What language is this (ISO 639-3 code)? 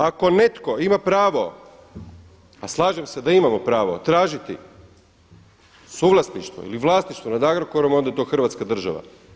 hrv